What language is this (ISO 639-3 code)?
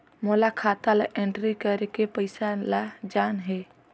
hne